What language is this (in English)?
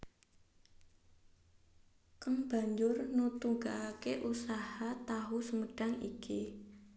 Javanese